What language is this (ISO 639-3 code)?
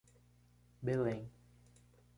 por